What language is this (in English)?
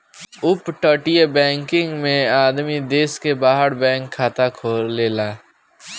Bhojpuri